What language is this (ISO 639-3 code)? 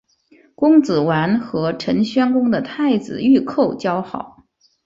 zho